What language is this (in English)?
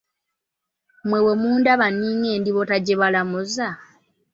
Ganda